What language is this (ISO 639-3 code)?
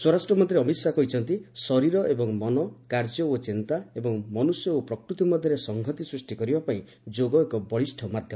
ori